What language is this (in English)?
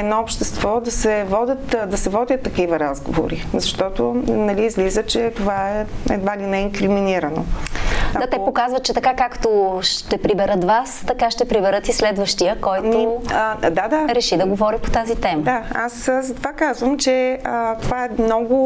Bulgarian